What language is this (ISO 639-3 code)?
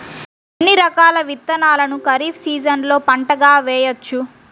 tel